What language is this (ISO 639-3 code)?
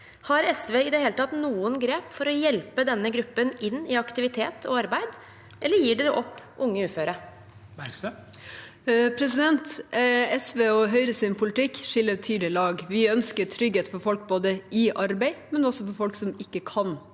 nor